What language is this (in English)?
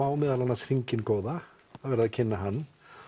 Icelandic